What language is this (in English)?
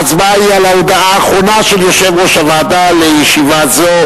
Hebrew